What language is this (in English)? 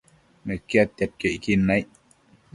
Matsés